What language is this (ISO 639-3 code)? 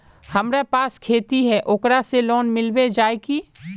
mag